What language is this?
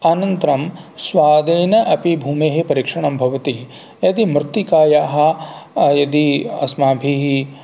Sanskrit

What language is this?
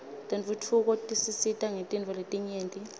Swati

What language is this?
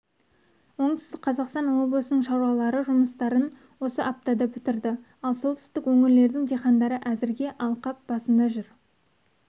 Kazakh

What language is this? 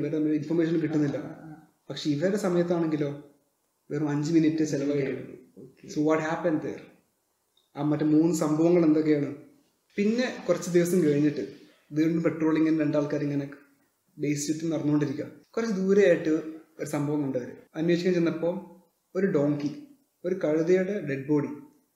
Malayalam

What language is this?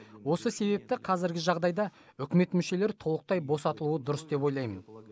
Kazakh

